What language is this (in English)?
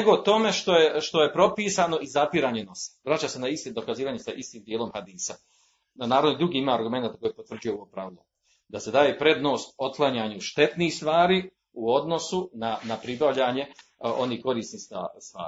Croatian